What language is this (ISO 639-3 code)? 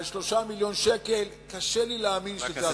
heb